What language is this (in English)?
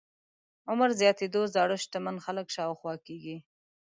Pashto